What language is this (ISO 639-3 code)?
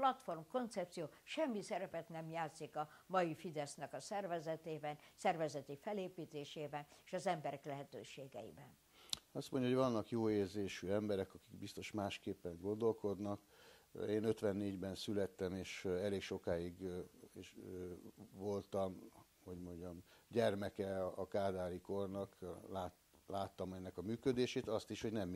hun